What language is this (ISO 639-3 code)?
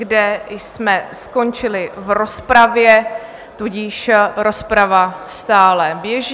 ces